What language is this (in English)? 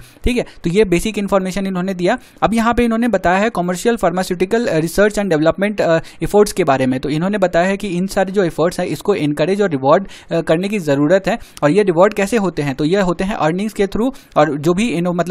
Hindi